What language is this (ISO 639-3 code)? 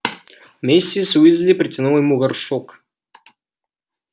rus